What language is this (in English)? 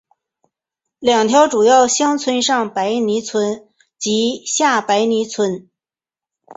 Chinese